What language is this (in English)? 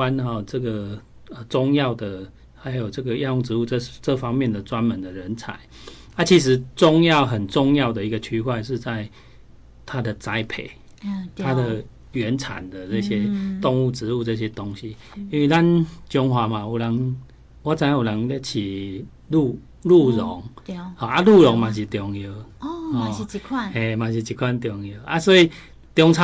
Chinese